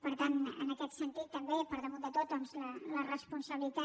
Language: Catalan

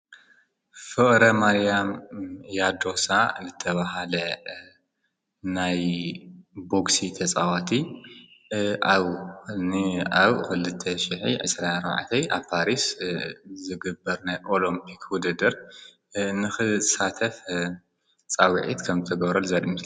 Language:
Tigrinya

